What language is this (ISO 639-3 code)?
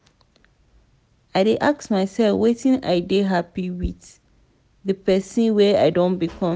pcm